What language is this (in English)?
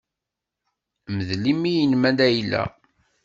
Kabyle